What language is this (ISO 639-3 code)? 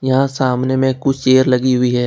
hin